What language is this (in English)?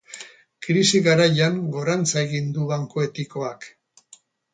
Basque